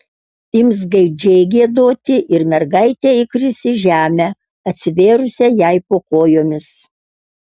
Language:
Lithuanian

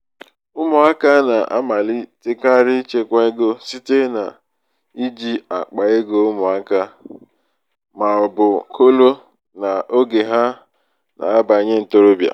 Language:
Igbo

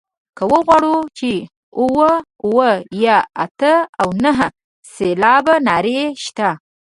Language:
Pashto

